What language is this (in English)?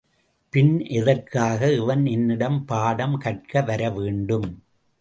Tamil